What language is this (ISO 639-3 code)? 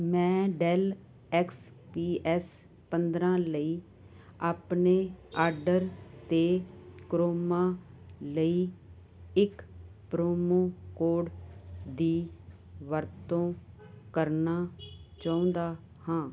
pan